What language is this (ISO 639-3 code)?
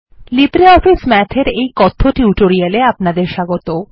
ben